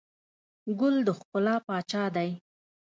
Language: Pashto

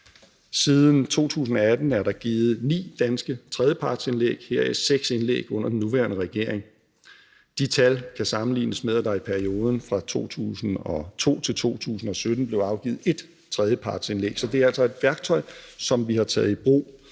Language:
Danish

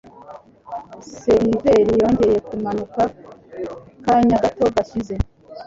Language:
Kinyarwanda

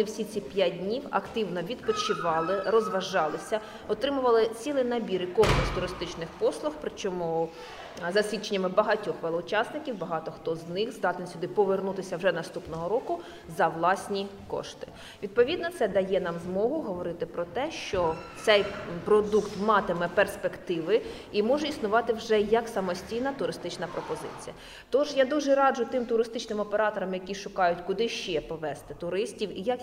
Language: Ukrainian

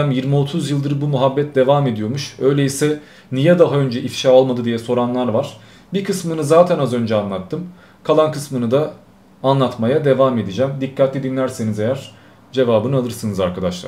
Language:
Turkish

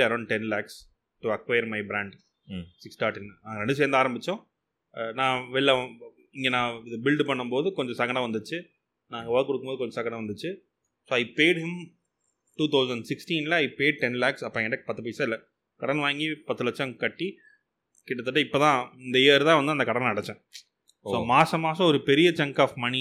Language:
Tamil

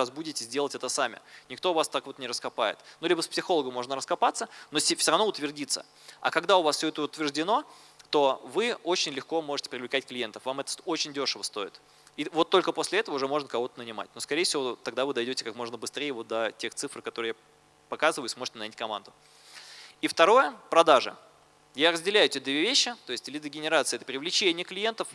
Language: Russian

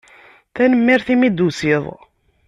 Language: Kabyle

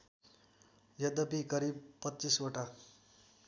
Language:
Nepali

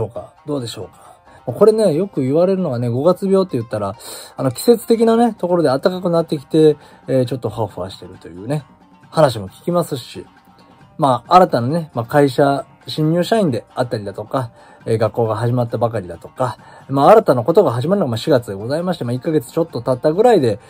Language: Japanese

